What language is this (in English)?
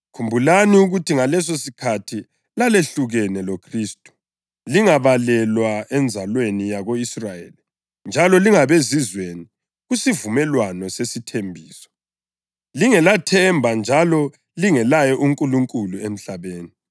North Ndebele